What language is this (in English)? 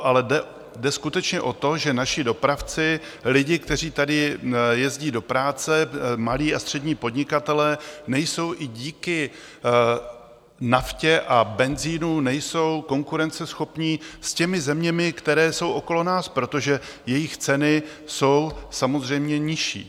Czech